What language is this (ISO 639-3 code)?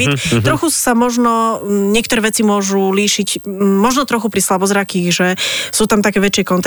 slk